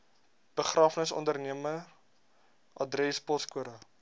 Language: Afrikaans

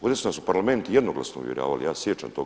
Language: Croatian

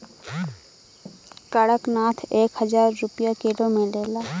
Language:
Bhojpuri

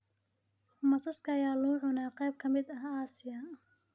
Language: Somali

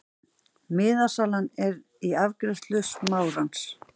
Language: Icelandic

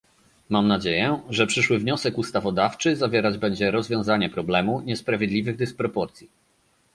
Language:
Polish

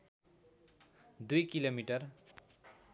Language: Nepali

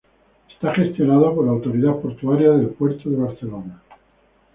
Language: Spanish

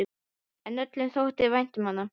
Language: Icelandic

